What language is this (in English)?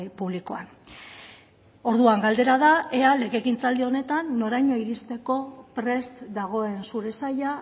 Basque